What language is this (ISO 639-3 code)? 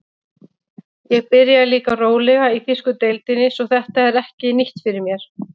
isl